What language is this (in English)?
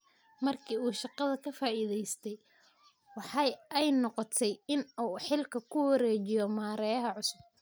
Somali